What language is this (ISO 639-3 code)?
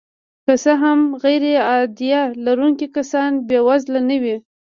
pus